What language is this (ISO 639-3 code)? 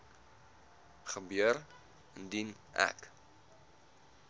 afr